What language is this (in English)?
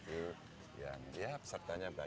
Indonesian